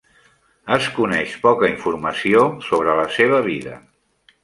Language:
Catalan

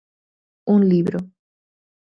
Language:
Galician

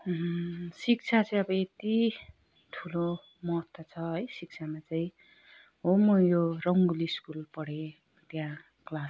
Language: Nepali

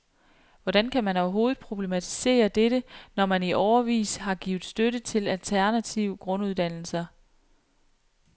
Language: Danish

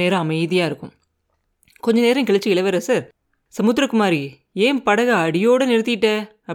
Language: Tamil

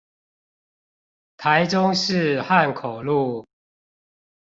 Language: Chinese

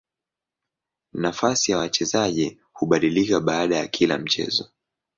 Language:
Swahili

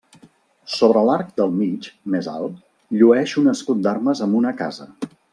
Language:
Catalan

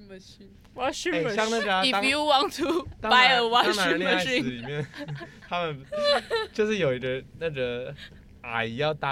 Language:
Chinese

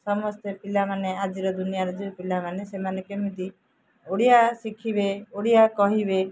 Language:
Odia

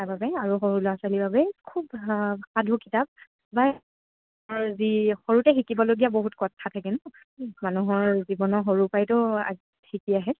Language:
Assamese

